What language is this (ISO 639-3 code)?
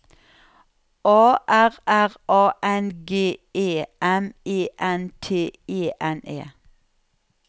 nor